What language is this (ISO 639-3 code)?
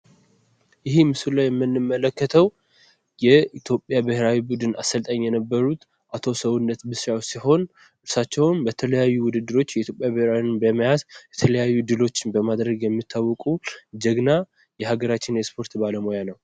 amh